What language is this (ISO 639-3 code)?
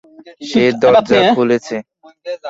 ben